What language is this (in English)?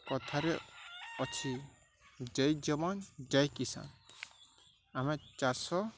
Odia